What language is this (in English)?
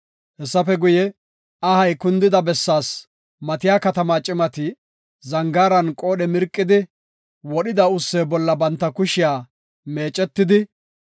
Gofa